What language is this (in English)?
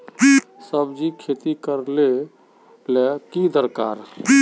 Magahi